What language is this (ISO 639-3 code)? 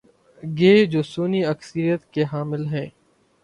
urd